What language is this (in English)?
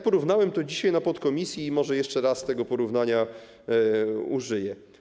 Polish